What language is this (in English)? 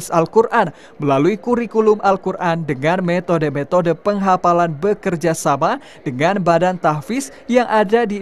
Indonesian